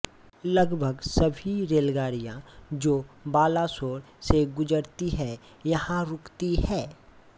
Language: Hindi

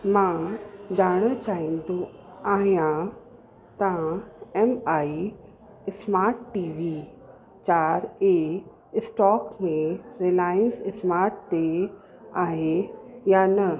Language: Sindhi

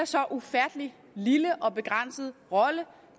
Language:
Danish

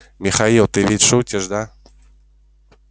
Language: Russian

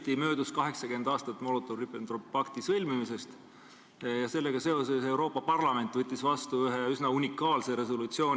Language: Estonian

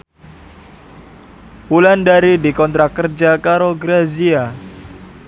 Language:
Javanese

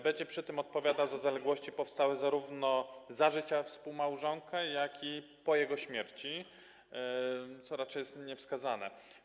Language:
Polish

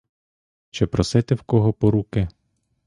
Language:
Ukrainian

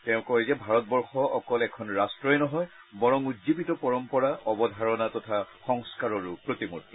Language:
Assamese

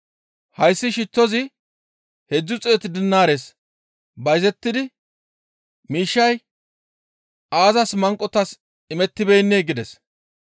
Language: Gamo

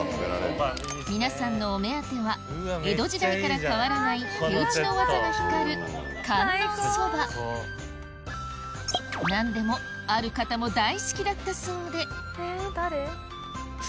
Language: Japanese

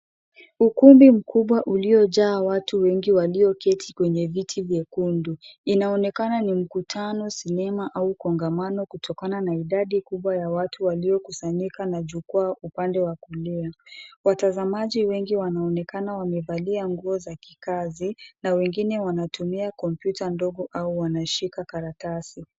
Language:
Swahili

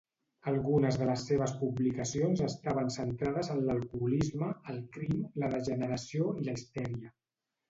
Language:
Catalan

